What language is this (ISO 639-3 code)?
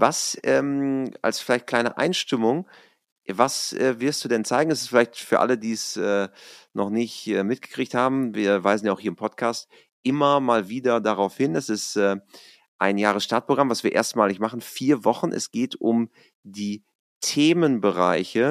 deu